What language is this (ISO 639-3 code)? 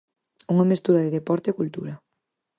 glg